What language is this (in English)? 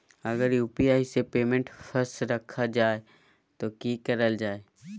Magahi